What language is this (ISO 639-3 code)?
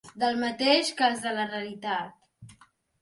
cat